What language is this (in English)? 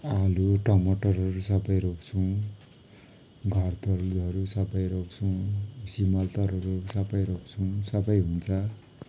Nepali